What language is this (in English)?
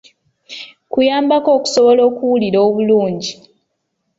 Ganda